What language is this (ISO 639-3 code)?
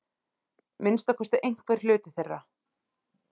isl